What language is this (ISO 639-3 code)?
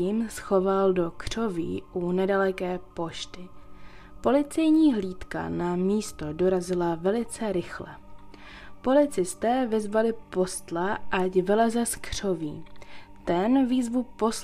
ces